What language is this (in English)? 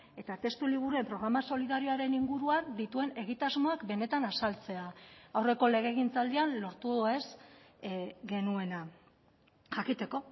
Basque